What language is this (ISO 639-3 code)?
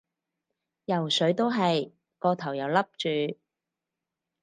yue